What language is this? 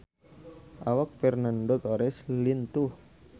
Sundanese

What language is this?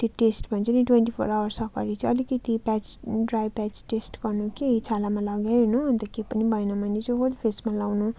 Nepali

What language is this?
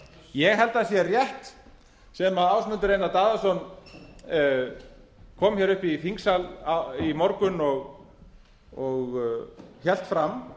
Icelandic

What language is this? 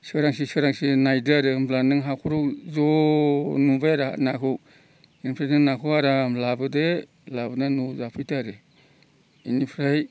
Bodo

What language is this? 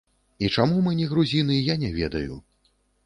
Belarusian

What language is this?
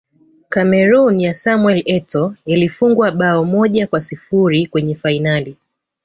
Swahili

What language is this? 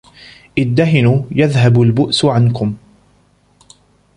Arabic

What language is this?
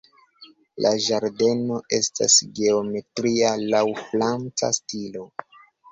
Esperanto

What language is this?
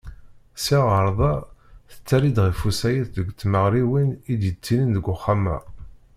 Kabyle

